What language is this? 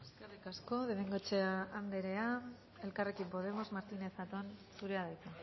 Basque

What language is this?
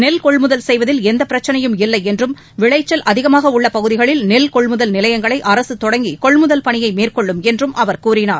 Tamil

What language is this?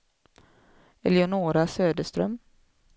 Swedish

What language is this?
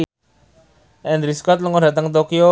Javanese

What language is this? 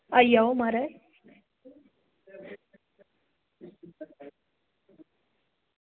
Dogri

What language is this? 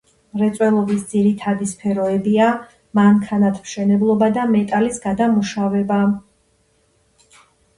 Georgian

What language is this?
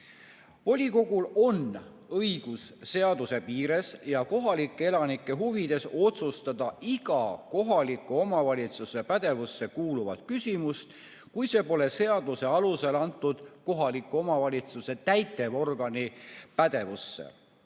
Estonian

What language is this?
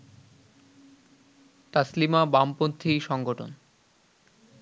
Bangla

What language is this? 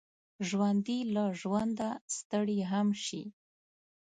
Pashto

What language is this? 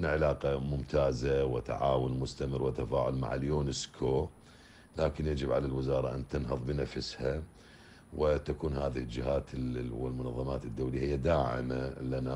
Arabic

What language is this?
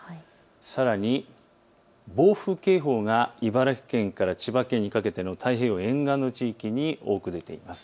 Japanese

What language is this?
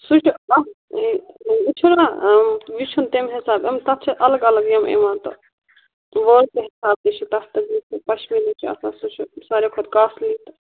Kashmiri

